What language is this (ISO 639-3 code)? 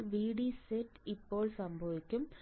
mal